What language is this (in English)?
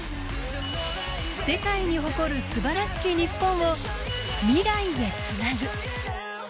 Japanese